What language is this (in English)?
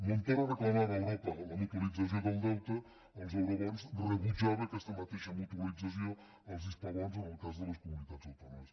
Catalan